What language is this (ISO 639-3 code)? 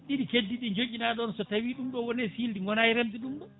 ful